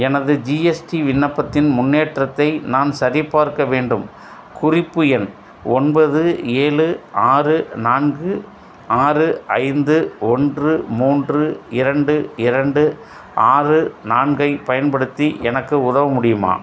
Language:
Tamil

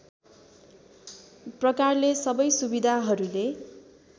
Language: Nepali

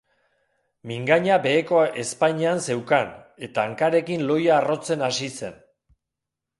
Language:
Basque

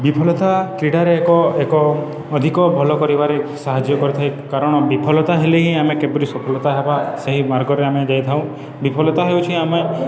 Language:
Odia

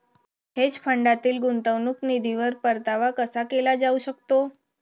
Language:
Marathi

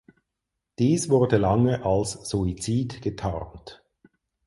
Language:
German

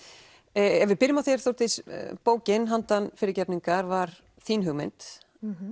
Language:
Icelandic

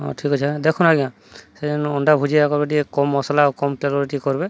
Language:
Odia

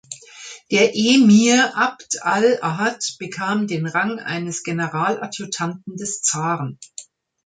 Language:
German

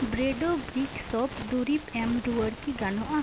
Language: Santali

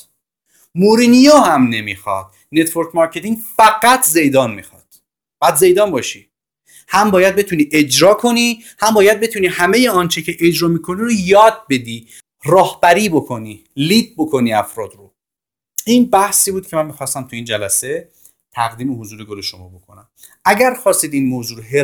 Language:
Persian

